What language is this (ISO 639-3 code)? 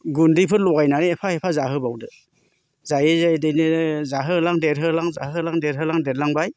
brx